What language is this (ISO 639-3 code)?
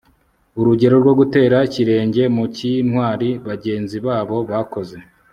kin